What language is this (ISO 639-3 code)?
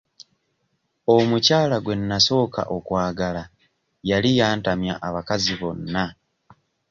lug